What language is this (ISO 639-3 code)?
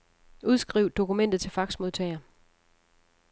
dan